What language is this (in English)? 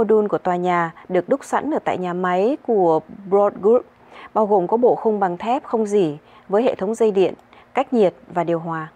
Vietnamese